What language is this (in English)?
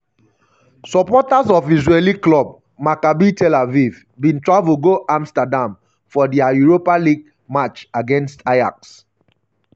Nigerian Pidgin